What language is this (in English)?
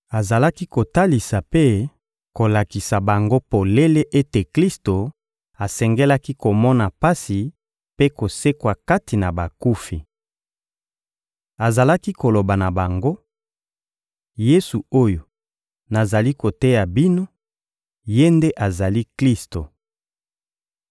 Lingala